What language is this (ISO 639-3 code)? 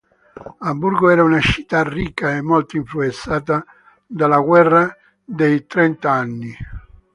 ita